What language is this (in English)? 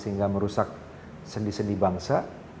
Indonesian